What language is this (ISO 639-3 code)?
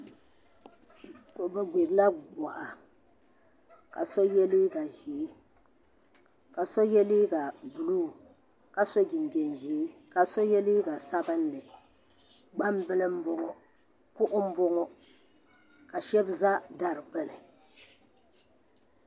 dag